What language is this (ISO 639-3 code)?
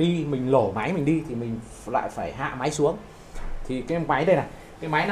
vie